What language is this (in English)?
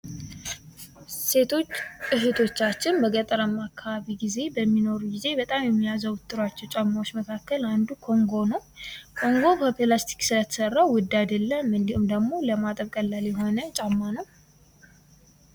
Amharic